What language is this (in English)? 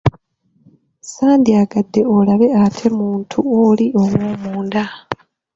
Ganda